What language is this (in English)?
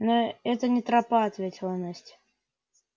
Russian